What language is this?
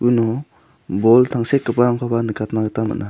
Garo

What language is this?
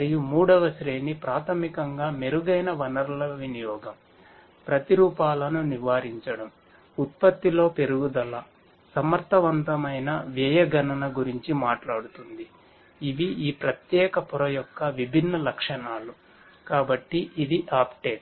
Telugu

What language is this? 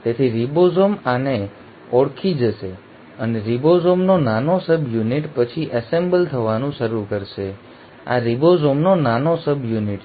Gujarati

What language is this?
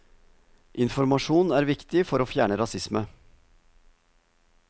Norwegian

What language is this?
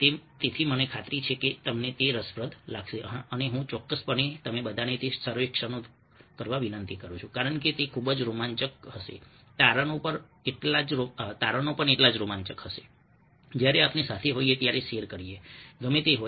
Gujarati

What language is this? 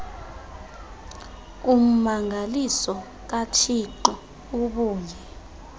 Xhosa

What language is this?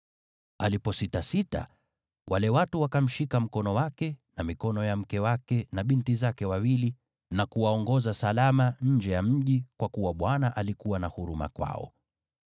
Swahili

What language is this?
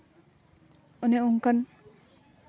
Santali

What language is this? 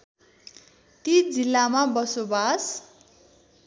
Nepali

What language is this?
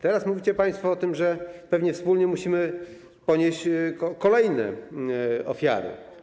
Polish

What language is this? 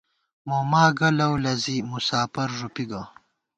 Gawar-Bati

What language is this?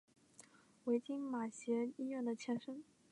Chinese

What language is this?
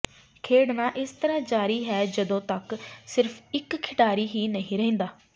Punjabi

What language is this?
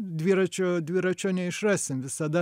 Lithuanian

